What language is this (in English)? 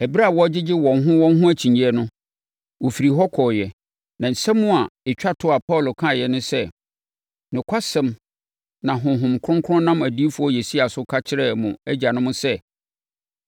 Akan